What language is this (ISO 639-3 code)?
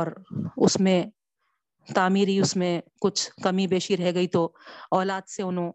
urd